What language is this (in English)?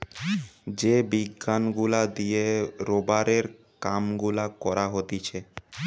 Bangla